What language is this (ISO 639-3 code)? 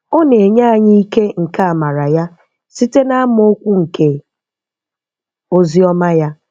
ibo